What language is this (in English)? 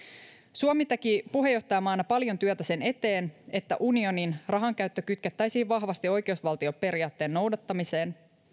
Finnish